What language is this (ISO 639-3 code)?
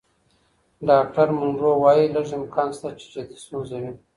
pus